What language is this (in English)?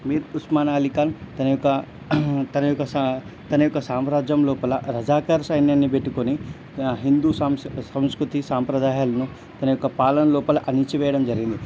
Telugu